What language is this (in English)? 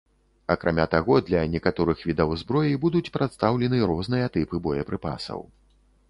Belarusian